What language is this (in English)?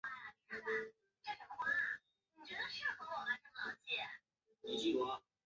Chinese